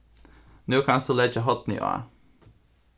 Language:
Faroese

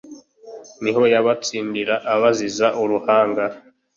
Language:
Kinyarwanda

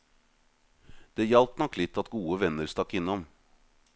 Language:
Norwegian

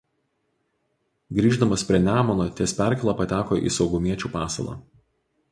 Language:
Lithuanian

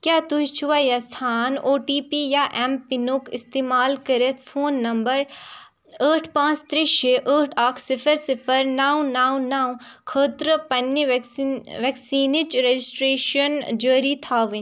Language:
Kashmiri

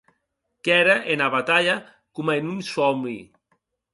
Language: Occitan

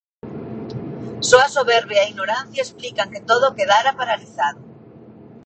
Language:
Galician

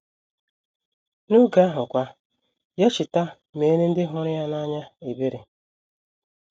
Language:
Igbo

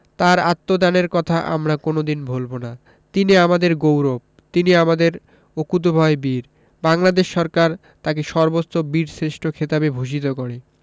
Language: Bangla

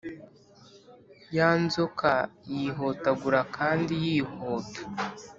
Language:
Kinyarwanda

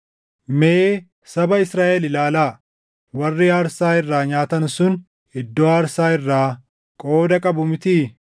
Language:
Oromo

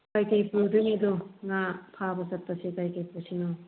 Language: Manipuri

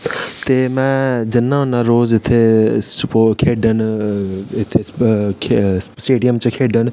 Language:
Dogri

